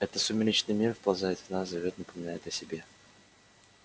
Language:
Russian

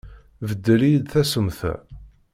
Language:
Kabyle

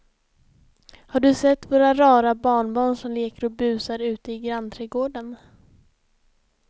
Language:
Swedish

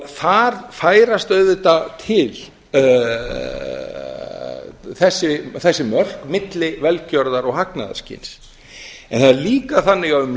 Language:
Icelandic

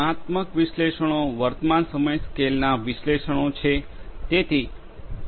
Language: Gujarati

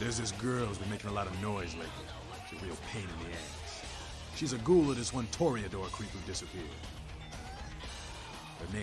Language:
Turkish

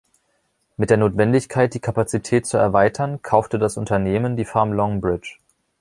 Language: German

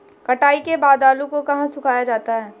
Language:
Hindi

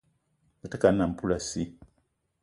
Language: Eton (Cameroon)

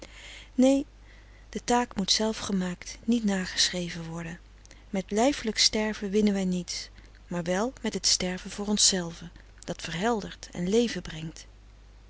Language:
Dutch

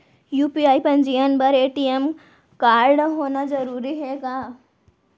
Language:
Chhattisgarhi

